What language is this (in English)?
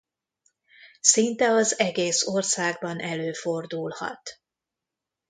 Hungarian